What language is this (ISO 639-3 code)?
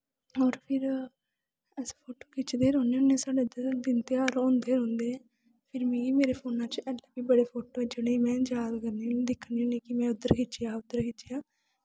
doi